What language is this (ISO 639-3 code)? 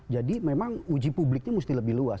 ind